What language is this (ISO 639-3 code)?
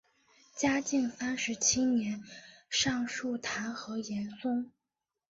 zho